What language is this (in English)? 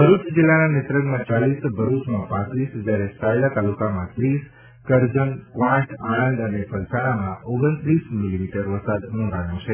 Gujarati